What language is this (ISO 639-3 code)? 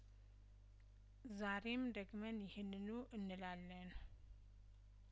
amh